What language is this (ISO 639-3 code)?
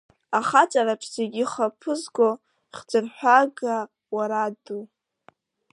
abk